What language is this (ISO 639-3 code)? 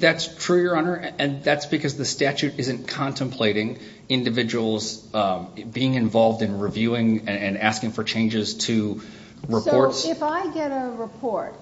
eng